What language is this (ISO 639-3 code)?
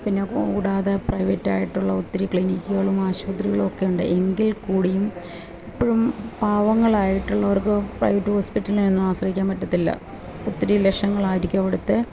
mal